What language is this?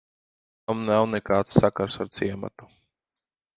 Latvian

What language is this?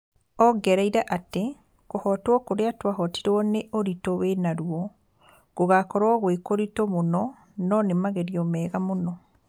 Kikuyu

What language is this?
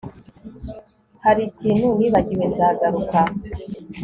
Kinyarwanda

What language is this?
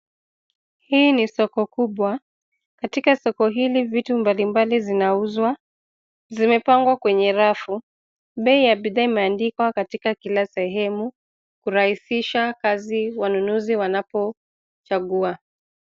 Swahili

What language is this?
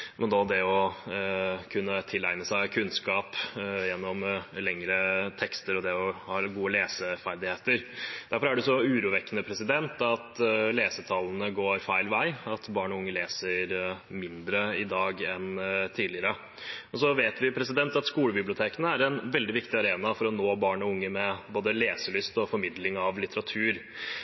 Norwegian Bokmål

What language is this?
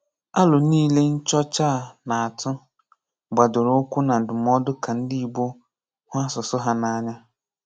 Igbo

